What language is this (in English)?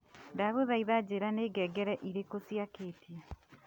Kikuyu